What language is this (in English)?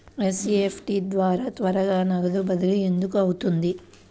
Telugu